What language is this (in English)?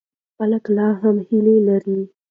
Pashto